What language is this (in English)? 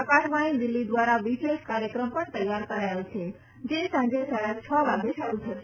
Gujarati